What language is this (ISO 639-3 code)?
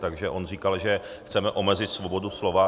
ces